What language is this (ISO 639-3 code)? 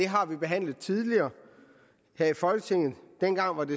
dan